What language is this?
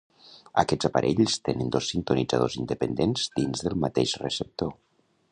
Catalan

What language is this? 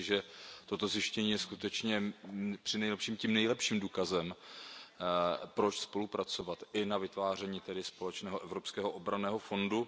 Czech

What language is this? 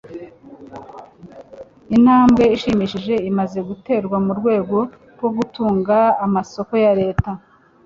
Kinyarwanda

